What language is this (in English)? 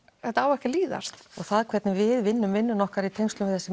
Icelandic